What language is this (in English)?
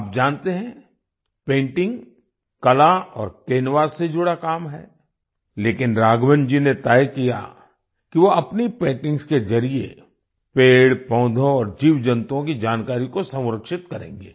Hindi